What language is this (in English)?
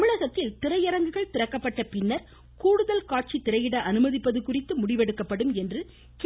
Tamil